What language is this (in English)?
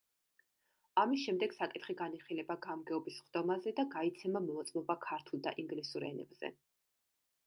Georgian